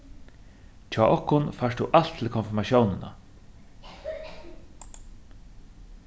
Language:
Faroese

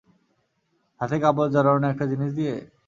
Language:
Bangla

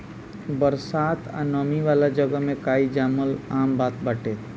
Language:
Bhojpuri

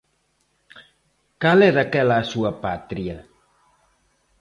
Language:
Galician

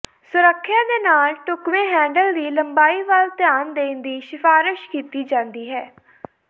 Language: Punjabi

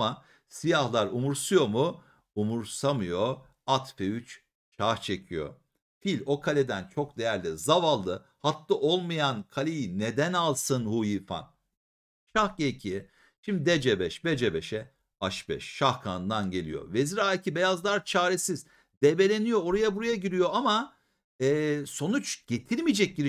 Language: Turkish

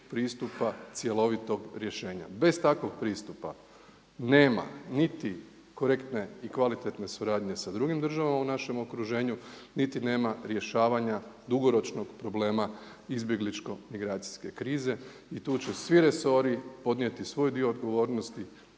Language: Croatian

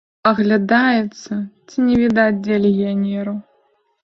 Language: Belarusian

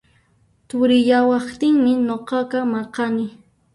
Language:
Puno Quechua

